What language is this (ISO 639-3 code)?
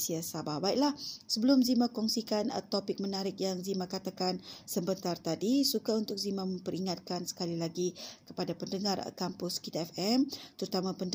msa